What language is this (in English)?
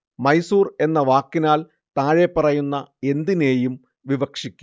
Malayalam